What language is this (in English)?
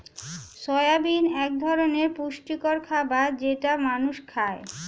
Bangla